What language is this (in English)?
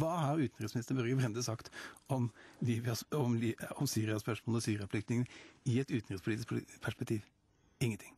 Norwegian